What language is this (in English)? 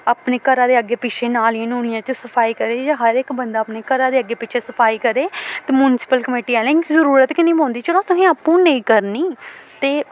Dogri